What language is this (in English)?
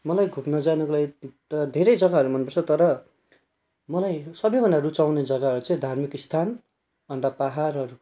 Nepali